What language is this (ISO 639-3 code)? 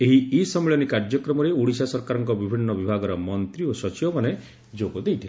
ori